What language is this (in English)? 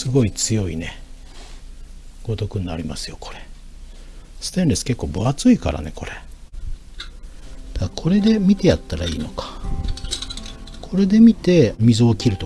Japanese